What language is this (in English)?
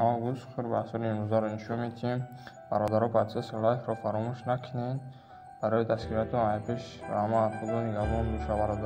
Romanian